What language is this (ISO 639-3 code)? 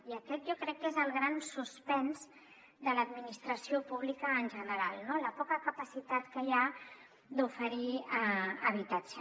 cat